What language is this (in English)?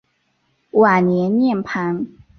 Chinese